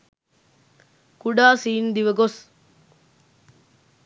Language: Sinhala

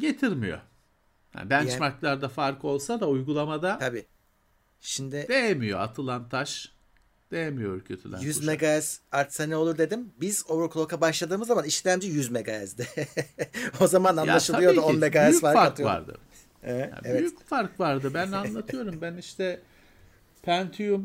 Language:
Turkish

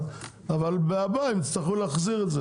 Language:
Hebrew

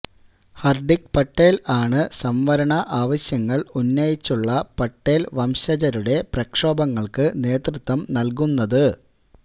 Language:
Malayalam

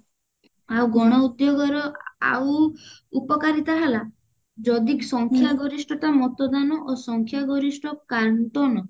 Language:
Odia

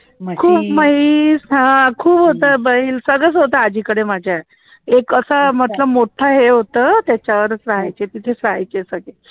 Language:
Marathi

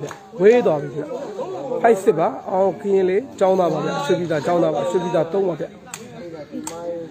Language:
Arabic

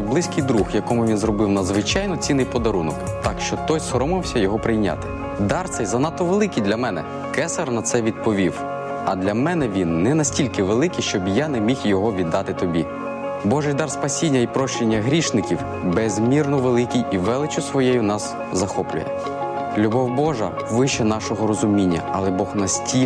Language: Ukrainian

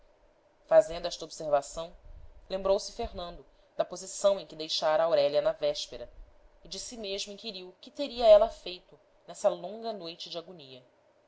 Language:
Portuguese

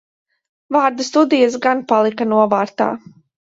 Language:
Latvian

